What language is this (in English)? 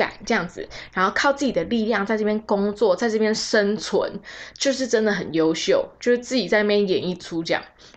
Chinese